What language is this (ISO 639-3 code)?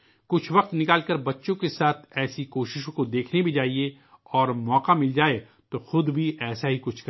urd